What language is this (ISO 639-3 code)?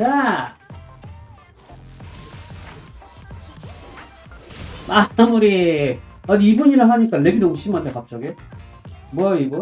kor